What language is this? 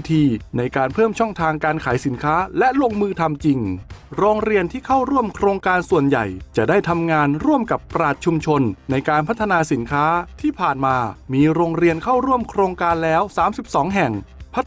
Thai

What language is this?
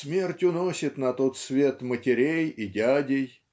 Russian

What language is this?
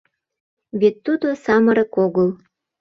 Mari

